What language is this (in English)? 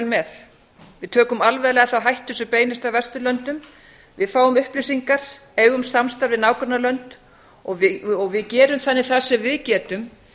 Icelandic